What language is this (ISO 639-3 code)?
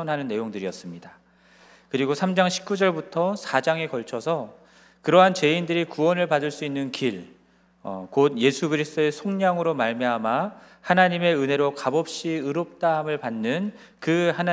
kor